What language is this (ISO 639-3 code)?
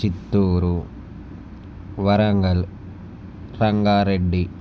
tel